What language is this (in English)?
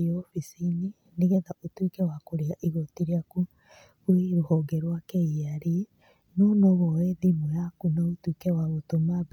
Kikuyu